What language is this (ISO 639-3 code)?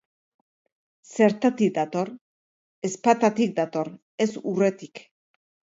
eus